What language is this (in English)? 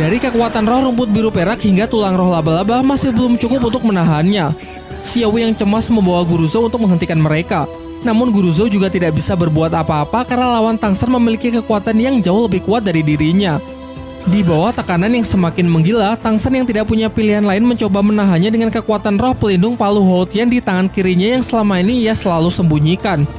Indonesian